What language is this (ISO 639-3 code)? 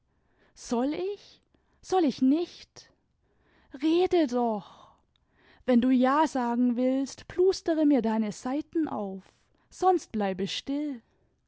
deu